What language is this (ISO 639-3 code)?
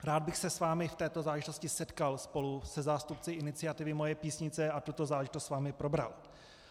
ces